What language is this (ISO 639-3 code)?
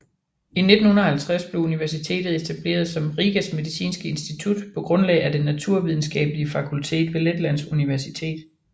dan